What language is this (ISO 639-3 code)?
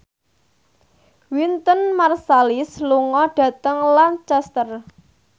jav